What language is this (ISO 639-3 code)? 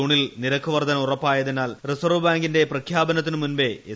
mal